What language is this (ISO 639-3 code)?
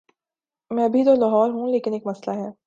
urd